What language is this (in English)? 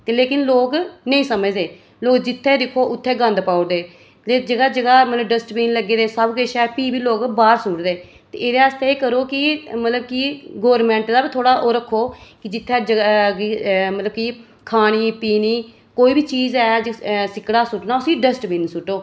Dogri